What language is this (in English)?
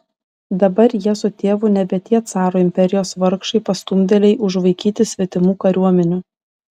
Lithuanian